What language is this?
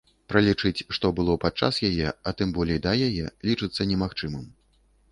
Belarusian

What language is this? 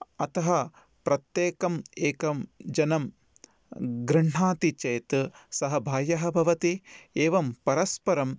Sanskrit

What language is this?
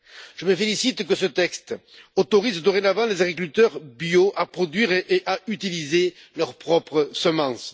French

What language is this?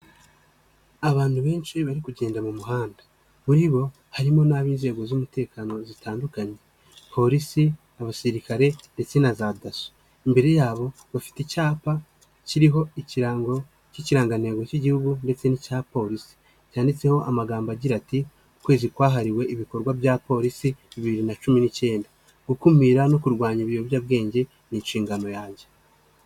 Kinyarwanda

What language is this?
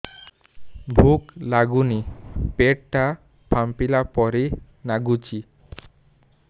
Odia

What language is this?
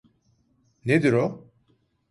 Turkish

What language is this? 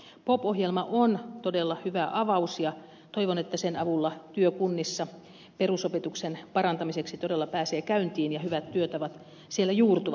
Finnish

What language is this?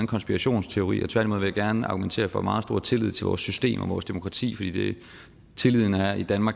Danish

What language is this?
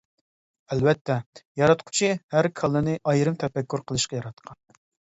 Uyghur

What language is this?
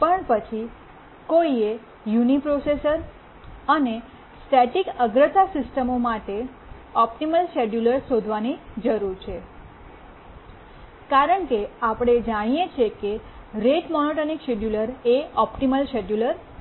Gujarati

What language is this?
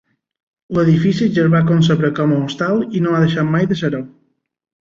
Catalan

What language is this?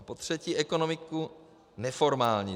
Czech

